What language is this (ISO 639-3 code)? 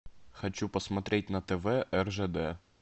rus